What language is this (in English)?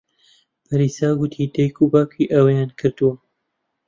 Central Kurdish